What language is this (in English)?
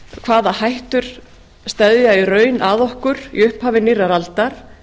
Icelandic